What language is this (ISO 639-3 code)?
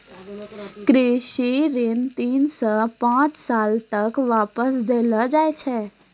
mai